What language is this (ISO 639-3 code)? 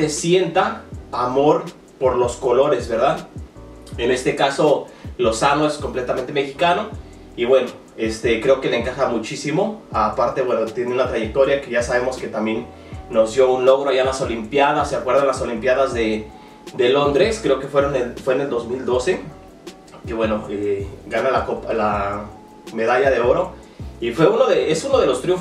spa